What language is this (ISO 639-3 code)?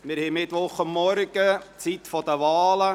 gsw